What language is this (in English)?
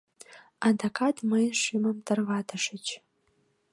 Mari